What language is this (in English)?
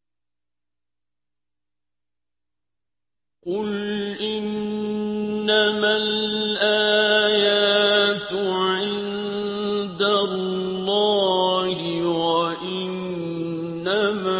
Arabic